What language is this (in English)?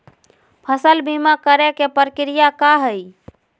Magahi